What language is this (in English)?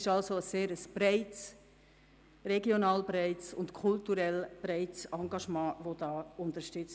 Swiss German